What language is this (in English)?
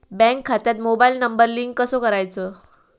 Marathi